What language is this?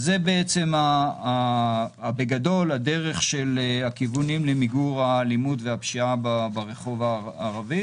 Hebrew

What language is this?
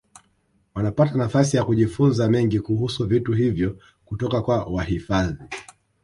Swahili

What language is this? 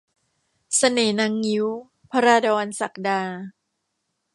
Thai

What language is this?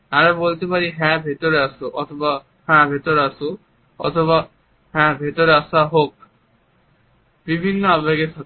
Bangla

